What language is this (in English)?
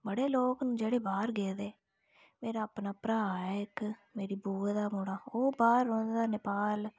Dogri